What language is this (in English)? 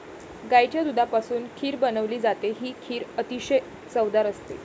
Marathi